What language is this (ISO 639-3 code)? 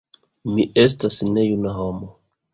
epo